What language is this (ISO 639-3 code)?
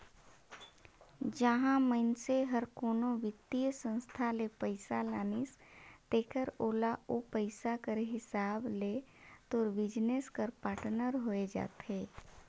hne